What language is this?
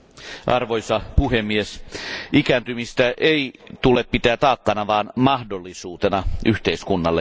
Finnish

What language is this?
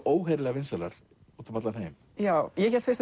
Icelandic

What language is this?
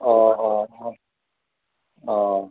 Assamese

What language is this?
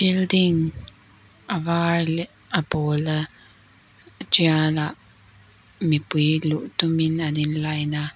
Mizo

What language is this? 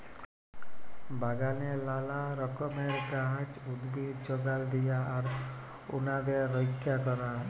Bangla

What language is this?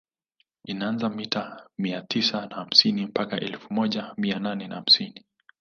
Swahili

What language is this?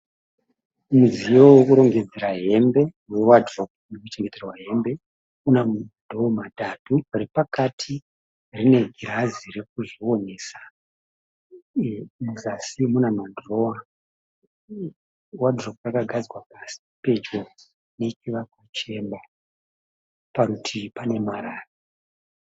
Shona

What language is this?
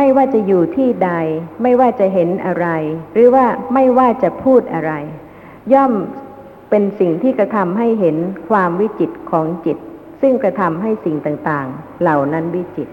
Thai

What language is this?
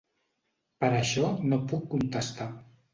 Catalan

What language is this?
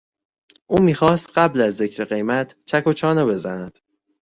Persian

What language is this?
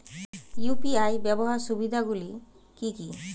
Bangla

